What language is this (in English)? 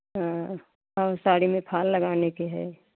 Hindi